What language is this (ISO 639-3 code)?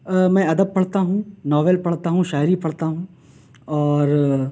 urd